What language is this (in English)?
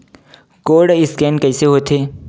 Chhattisgarhi